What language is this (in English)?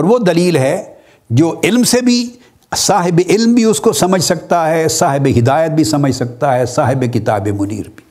Urdu